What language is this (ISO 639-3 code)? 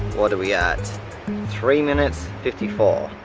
eng